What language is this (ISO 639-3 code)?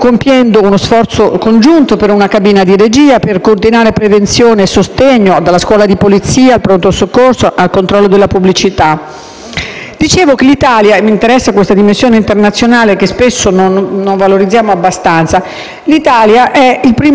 ita